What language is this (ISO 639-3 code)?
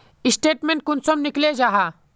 mag